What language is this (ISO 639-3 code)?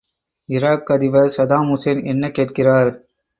tam